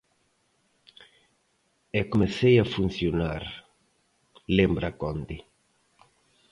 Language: Galician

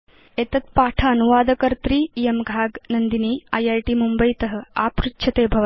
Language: Sanskrit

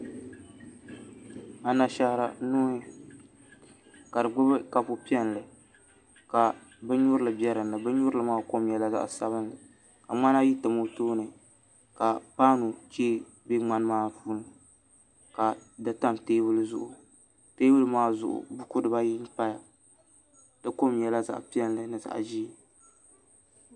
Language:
Dagbani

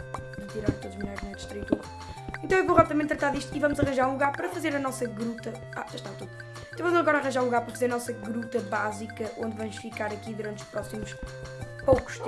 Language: Portuguese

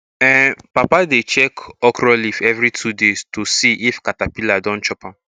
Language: Nigerian Pidgin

